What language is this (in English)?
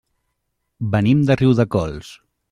Catalan